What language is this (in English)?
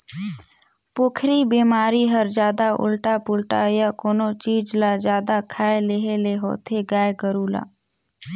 Chhattisgarhi